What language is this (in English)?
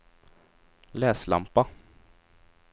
Swedish